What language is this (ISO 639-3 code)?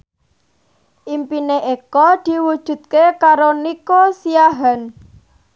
jav